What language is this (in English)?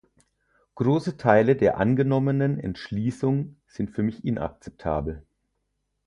German